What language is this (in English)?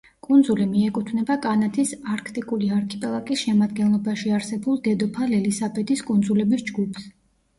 Georgian